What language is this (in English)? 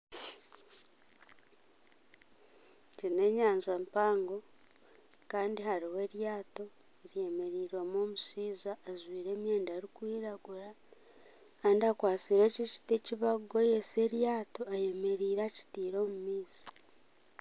Nyankole